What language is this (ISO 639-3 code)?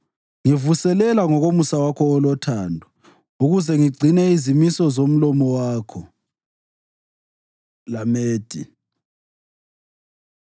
nde